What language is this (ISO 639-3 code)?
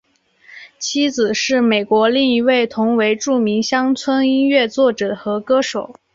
zho